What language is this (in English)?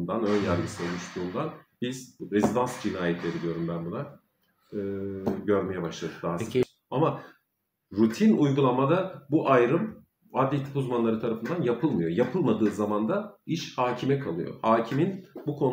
Turkish